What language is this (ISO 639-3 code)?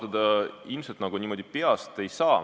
est